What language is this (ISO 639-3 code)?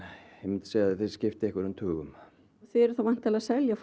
isl